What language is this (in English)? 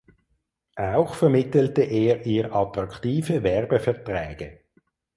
German